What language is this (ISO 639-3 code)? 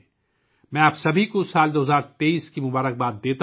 urd